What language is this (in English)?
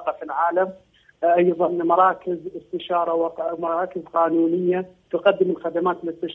Arabic